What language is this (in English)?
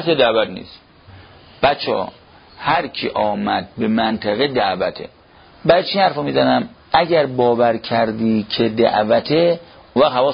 Persian